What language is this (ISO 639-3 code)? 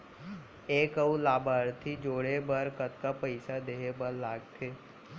hne